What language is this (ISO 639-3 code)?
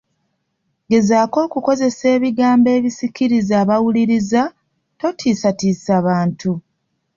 lug